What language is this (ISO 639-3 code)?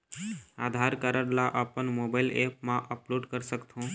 hne